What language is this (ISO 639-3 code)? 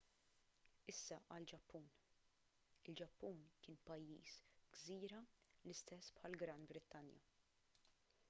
mlt